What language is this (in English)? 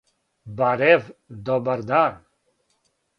Serbian